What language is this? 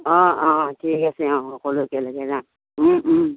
Assamese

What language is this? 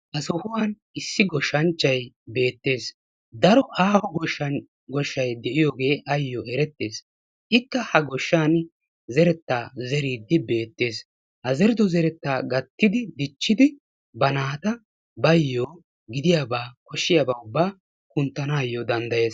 Wolaytta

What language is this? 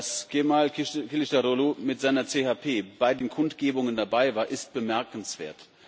German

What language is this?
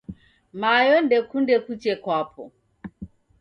Taita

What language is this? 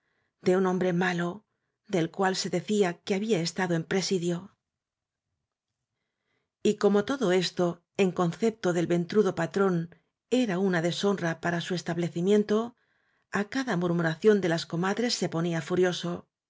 Spanish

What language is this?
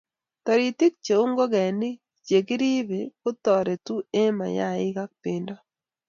Kalenjin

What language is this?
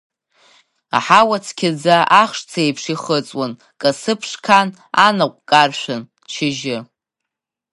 Abkhazian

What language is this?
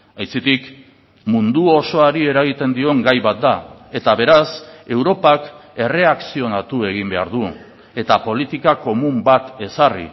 Basque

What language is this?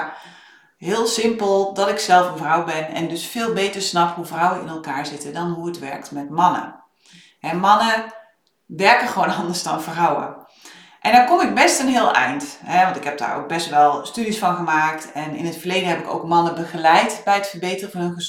Dutch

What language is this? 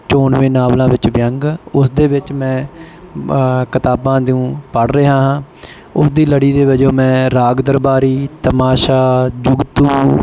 Punjabi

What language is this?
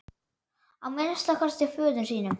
Icelandic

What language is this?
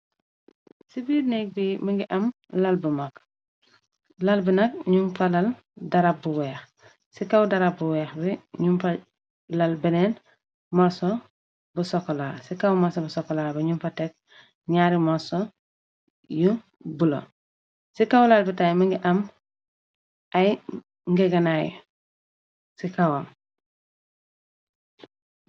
Wolof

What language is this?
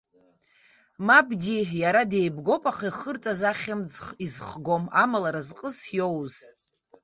Abkhazian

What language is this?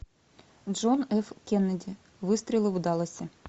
Russian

